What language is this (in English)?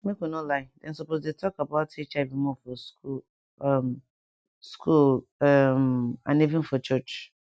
Nigerian Pidgin